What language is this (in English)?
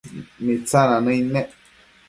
Matsés